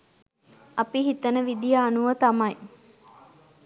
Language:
Sinhala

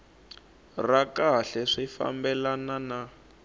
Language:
Tsonga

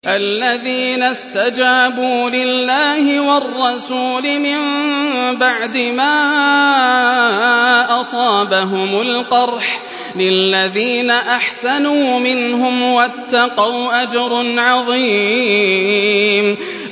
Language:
Arabic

